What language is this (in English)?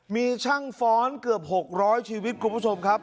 Thai